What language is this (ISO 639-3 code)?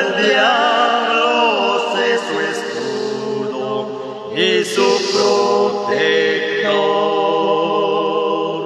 ron